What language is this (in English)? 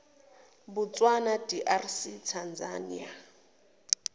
Zulu